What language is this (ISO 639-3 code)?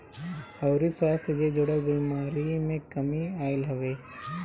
bho